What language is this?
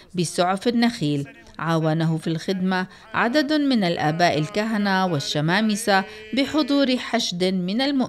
Arabic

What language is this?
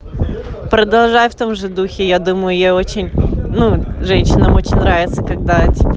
Russian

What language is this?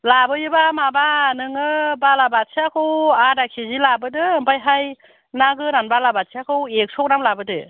Bodo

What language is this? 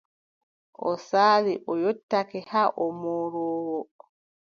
Adamawa Fulfulde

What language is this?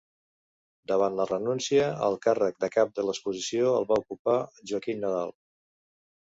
Catalan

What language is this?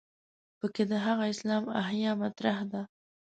Pashto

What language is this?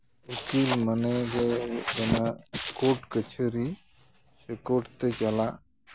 Santali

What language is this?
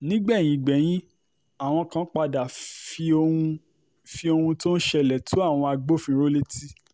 Yoruba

